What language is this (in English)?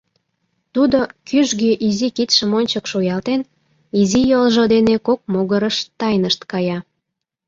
Mari